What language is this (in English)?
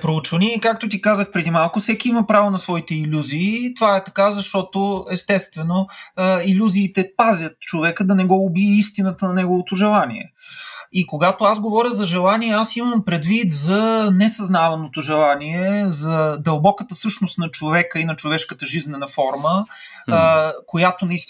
Bulgarian